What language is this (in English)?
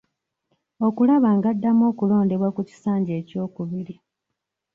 Ganda